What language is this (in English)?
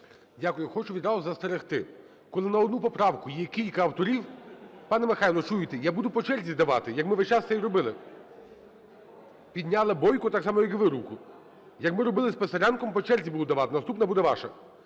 Ukrainian